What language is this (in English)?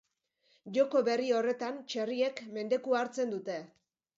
Basque